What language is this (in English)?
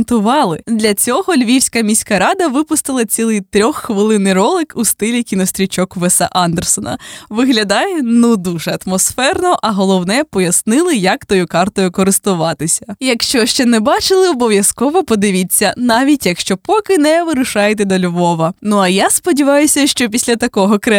Ukrainian